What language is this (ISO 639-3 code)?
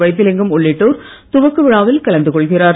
tam